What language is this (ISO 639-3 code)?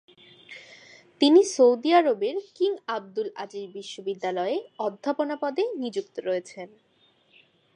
ben